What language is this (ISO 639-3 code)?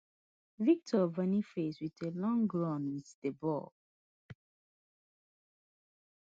pcm